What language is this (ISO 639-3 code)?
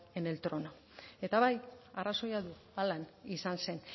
eus